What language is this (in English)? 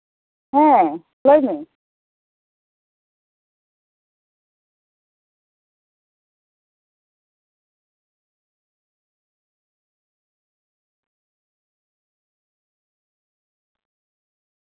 Santali